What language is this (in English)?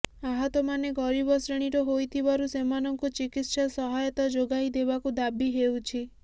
Odia